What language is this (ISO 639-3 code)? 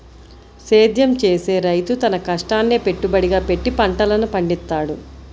tel